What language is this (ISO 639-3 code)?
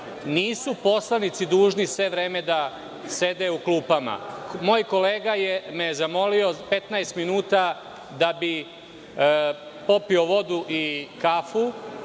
srp